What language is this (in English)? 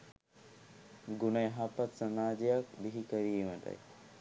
Sinhala